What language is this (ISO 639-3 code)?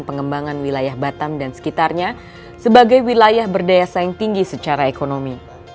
ind